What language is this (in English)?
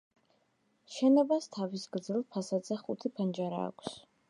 Georgian